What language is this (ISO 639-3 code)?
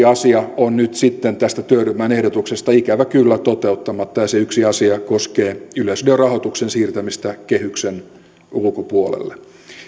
fin